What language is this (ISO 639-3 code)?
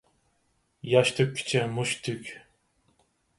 uig